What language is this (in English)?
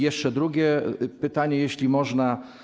Polish